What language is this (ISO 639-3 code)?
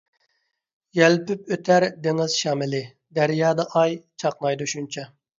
uig